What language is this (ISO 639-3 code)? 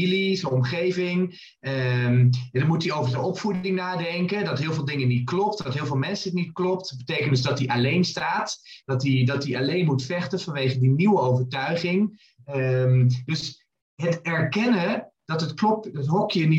nld